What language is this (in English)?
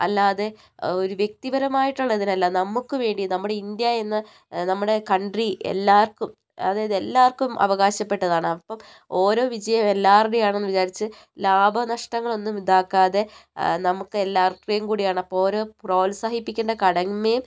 Malayalam